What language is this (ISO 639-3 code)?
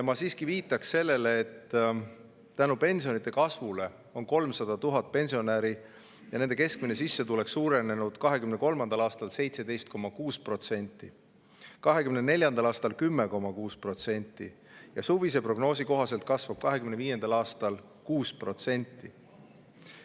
est